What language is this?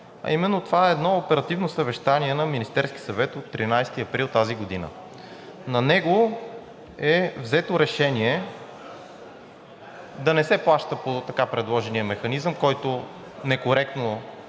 Bulgarian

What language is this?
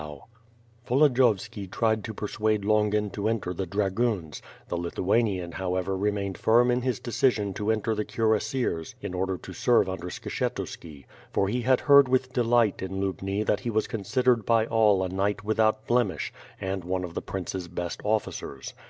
English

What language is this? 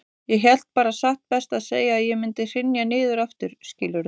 Icelandic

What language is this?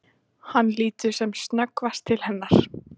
Icelandic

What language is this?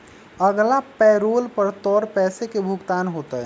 Magahi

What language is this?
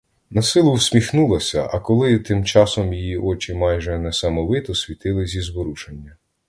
Ukrainian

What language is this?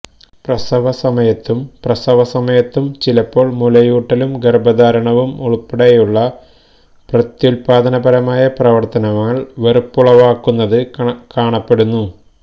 Malayalam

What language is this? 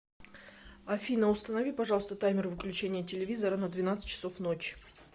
Russian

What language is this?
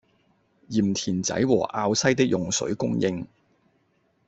Cantonese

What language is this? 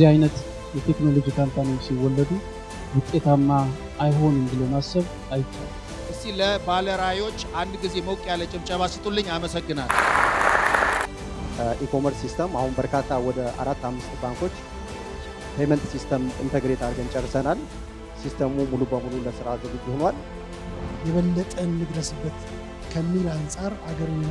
Turkish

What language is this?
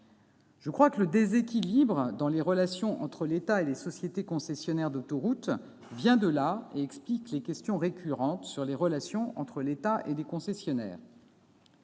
French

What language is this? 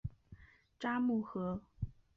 Chinese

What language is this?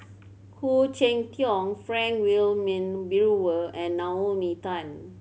English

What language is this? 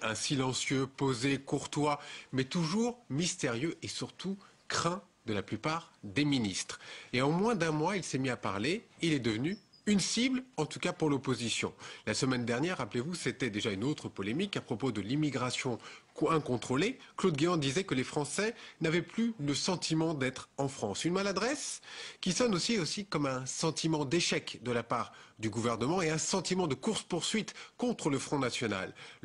French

